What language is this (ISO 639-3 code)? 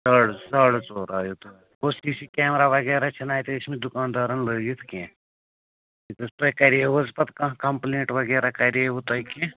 kas